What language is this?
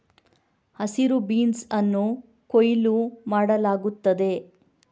Kannada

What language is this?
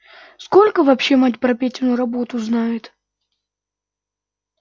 Russian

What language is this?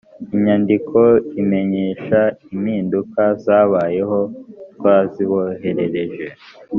Kinyarwanda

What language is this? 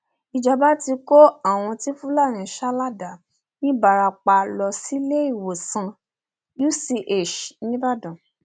Yoruba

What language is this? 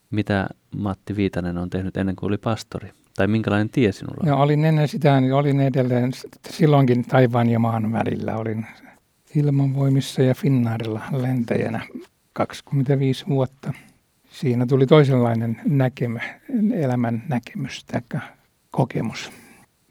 Finnish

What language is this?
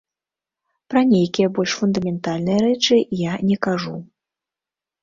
Belarusian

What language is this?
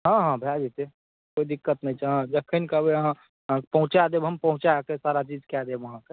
Maithili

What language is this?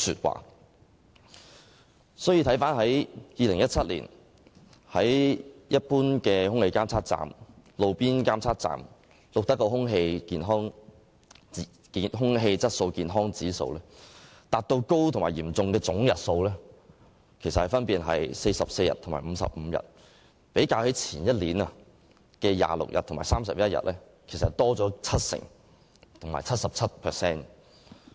Cantonese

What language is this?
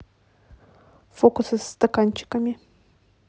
Russian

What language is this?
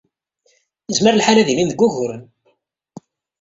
Kabyle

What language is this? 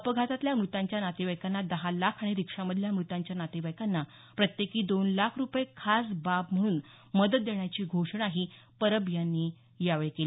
Marathi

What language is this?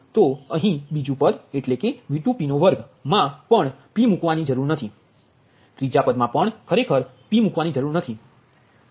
Gujarati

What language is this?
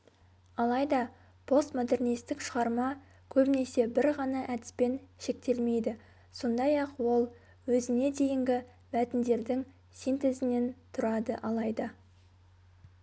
Kazakh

